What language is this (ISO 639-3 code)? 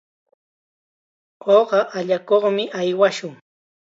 qxa